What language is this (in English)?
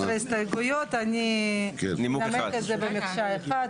Hebrew